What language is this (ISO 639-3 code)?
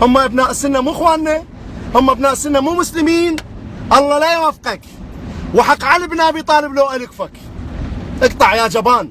ara